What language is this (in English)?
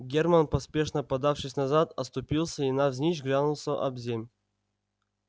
Russian